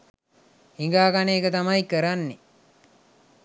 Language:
Sinhala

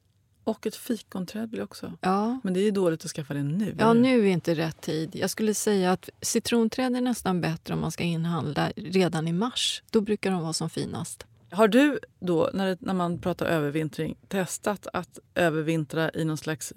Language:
Swedish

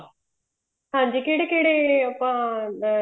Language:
Punjabi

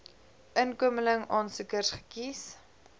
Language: Afrikaans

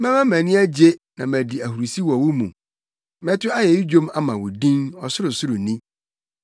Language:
Akan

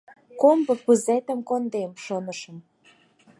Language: Mari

